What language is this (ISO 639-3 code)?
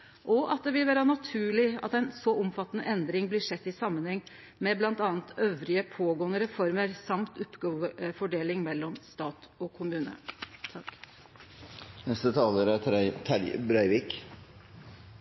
nno